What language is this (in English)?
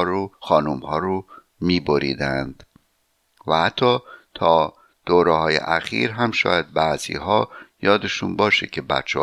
Persian